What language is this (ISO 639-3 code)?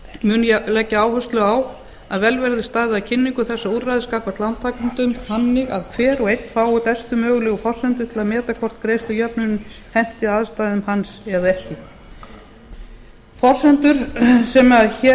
isl